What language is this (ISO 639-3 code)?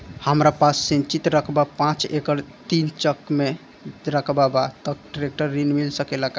bho